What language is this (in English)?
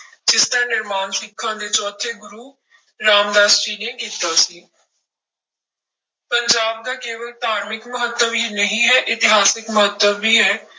Punjabi